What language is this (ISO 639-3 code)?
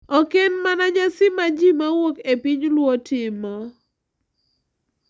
luo